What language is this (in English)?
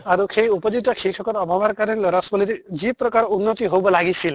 Assamese